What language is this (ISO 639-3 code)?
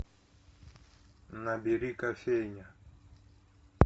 rus